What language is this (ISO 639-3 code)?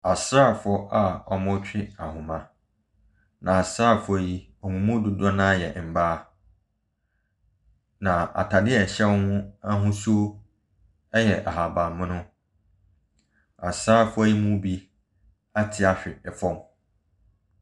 aka